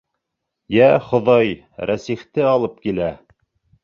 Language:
Bashkir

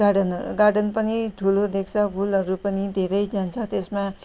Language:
Nepali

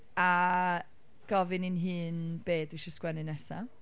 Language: Welsh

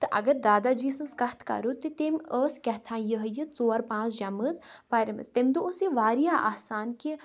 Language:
Kashmiri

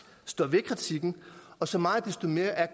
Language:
Danish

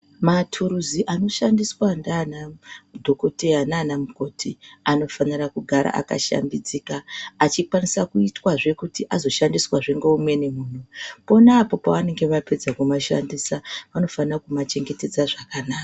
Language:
Ndau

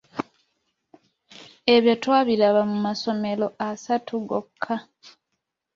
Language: Ganda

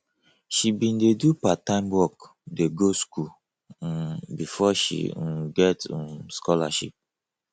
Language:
Nigerian Pidgin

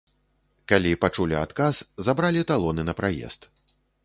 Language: Belarusian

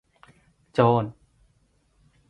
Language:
Thai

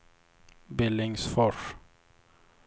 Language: Swedish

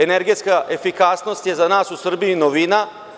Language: Serbian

